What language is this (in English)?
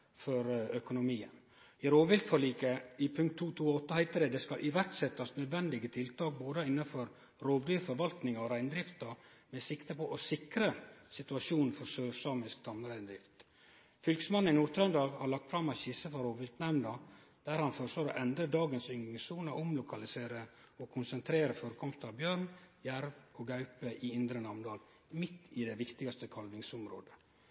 Norwegian Nynorsk